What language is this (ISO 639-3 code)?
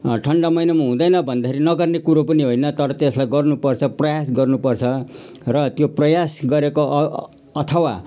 nep